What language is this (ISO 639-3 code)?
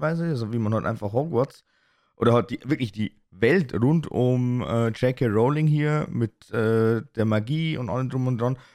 deu